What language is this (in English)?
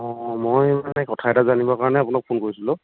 Assamese